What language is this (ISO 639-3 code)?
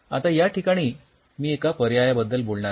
mar